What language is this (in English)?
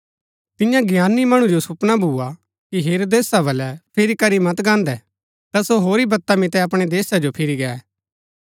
Gaddi